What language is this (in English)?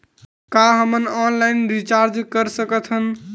Chhattisgarhi